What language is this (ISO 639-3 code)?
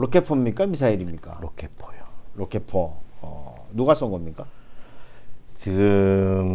kor